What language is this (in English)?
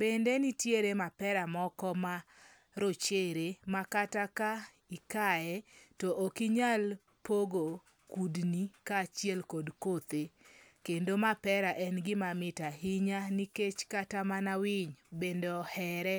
Luo (Kenya and Tanzania)